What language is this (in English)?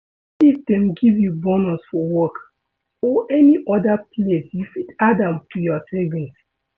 Nigerian Pidgin